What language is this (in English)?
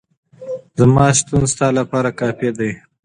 Pashto